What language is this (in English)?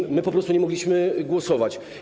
Polish